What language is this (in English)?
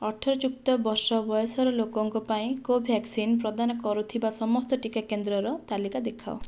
Odia